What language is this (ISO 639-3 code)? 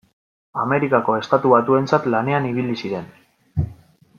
eus